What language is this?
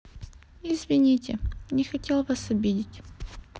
Russian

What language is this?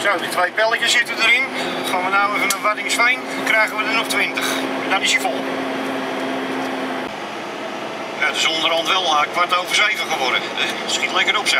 Dutch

